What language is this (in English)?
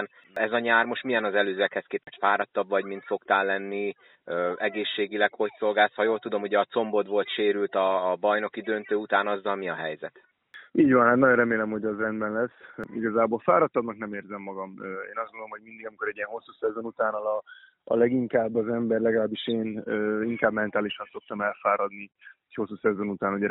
Hungarian